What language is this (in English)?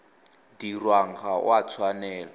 Tswana